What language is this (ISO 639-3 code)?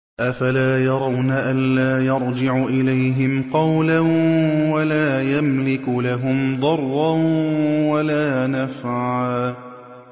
ara